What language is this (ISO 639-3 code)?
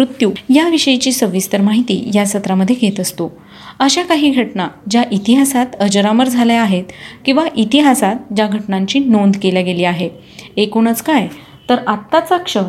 mar